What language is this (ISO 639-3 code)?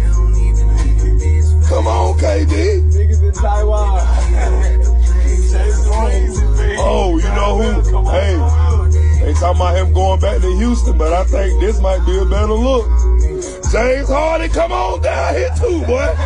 eng